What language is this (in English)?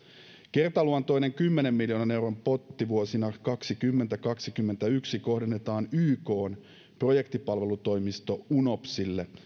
Finnish